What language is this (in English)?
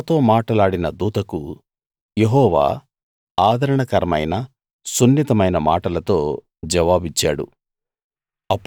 Telugu